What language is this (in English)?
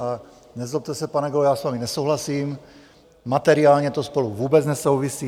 Czech